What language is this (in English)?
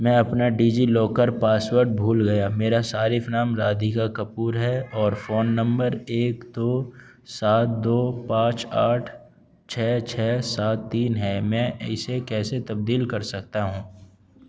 Urdu